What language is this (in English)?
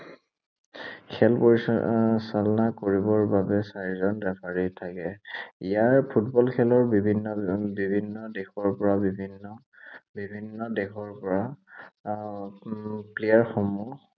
Assamese